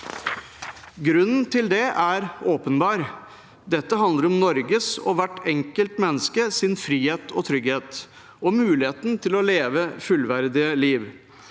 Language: Norwegian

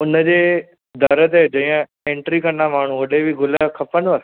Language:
Sindhi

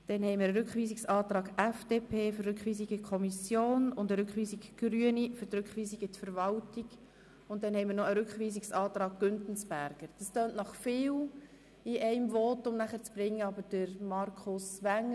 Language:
Swiss German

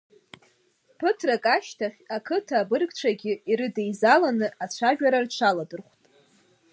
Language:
Abkhazian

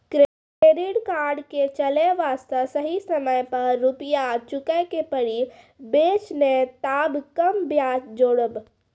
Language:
Maithili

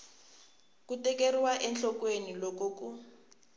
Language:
Tsonga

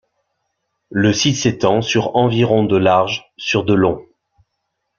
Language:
French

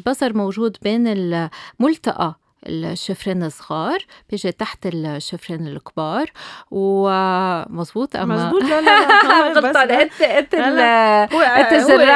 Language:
Arabic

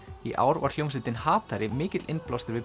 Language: Icelandic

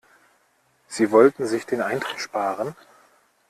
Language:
German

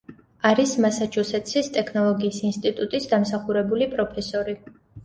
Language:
Georgian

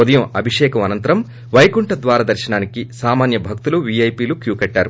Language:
Telugu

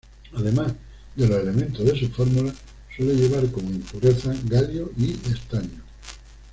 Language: Spanish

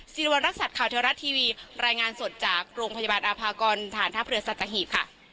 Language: Thai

